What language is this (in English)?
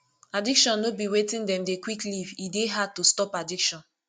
Nigerian Pidgin